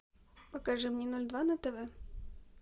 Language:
Russian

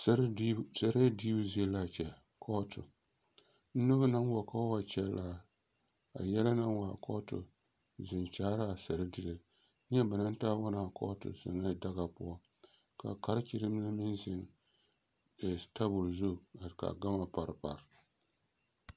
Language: Southern Dagaare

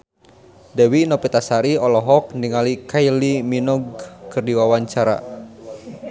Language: Sundanese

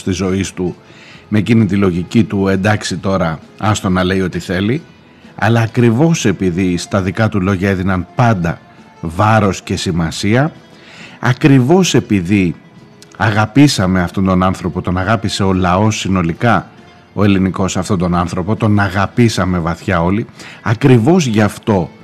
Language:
Greek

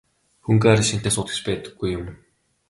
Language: Mongolian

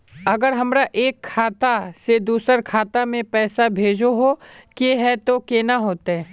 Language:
Magahi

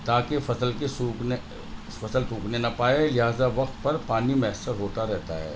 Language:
Urdu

